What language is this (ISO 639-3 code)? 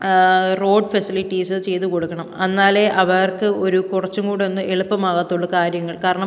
mal